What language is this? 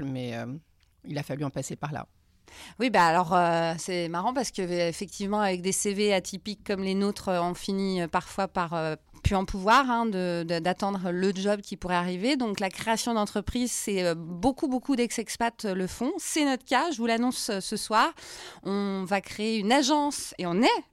French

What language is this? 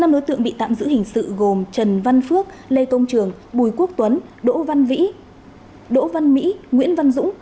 Vietnamese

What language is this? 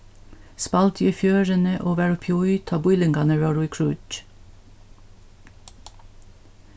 Faroese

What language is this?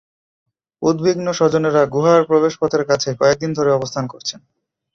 Bangla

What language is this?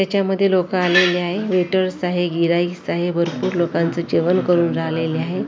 Marathi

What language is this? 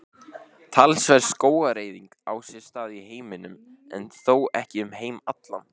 Icelandic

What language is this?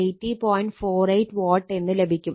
Malayalam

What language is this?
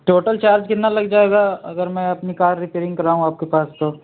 Urdu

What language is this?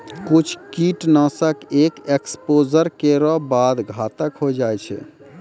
Maithili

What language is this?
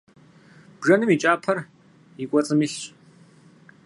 Kabardian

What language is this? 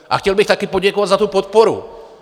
Czech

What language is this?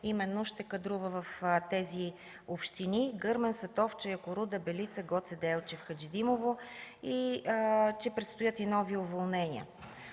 Bulgarian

